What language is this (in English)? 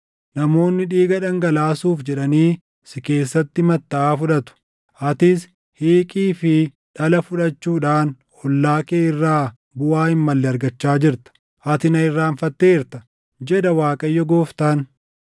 Oromo